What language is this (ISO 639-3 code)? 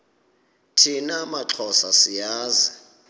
xho